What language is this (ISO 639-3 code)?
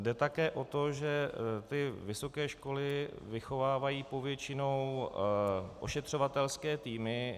ces